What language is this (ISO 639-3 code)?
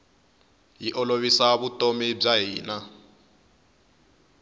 tso